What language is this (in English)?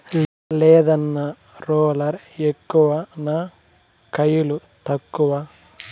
Telugu